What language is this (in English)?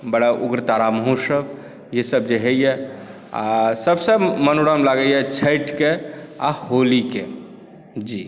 Maithili